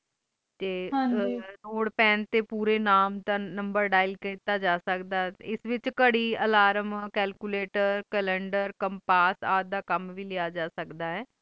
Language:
Punjabi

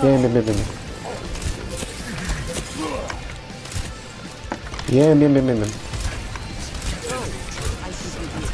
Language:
Spanish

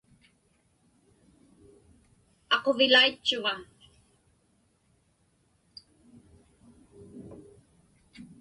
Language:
Inupiaq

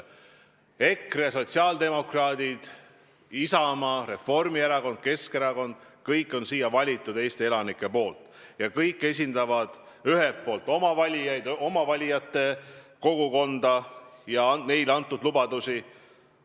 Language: Estonian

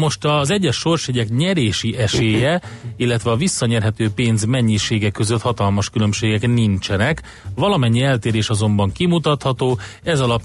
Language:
Hungarian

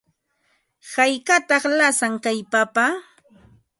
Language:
Ambo-Pasco Quechua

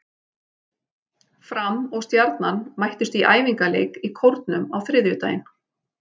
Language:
Icelandic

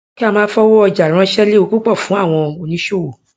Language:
Yoruba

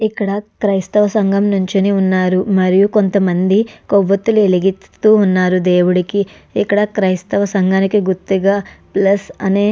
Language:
Telugu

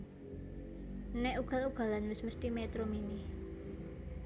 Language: Javanese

